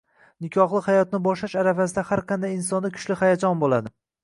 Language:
Uzbek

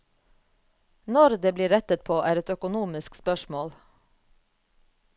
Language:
Norwegian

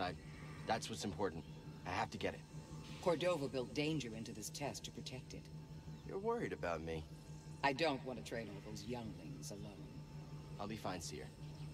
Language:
German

